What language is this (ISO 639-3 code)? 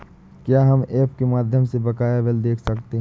hin